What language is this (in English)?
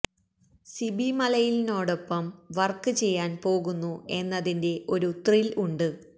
Malayalam